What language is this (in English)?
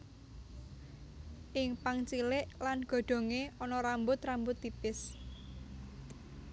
Javanese